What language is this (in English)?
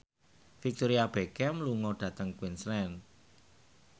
Javanese